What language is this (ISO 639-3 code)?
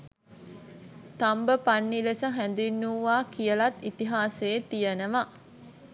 sin